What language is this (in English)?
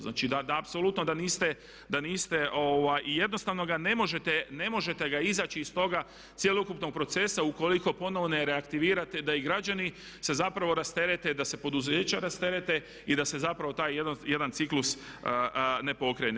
Croatian